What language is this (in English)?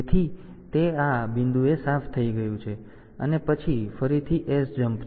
Gujarati